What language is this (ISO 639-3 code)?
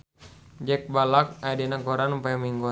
sun